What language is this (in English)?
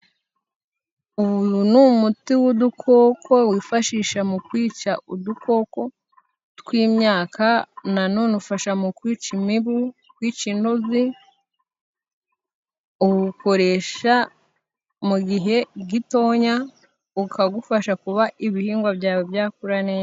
Kinyarwanda